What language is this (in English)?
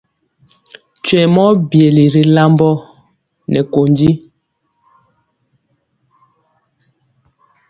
Mpiemo